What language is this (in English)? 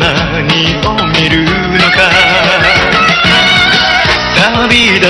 Persian